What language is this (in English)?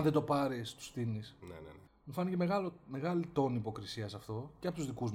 Greek